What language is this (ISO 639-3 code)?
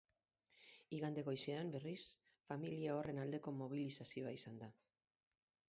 eus